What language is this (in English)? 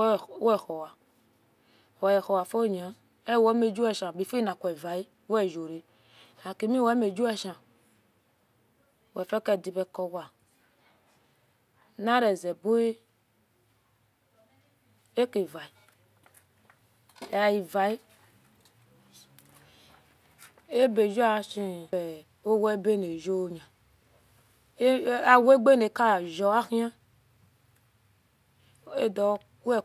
Esan